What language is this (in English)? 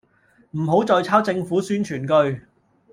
Cantonese